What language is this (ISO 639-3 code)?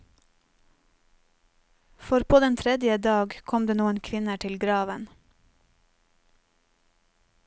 nor